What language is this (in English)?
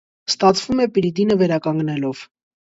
Armenian